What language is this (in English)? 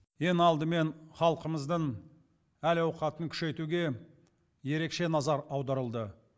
Kazakh